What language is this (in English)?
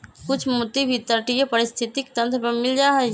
Magahi